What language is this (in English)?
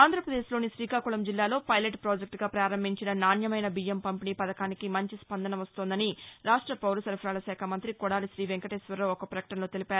Telugu